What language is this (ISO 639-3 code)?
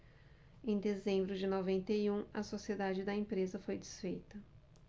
por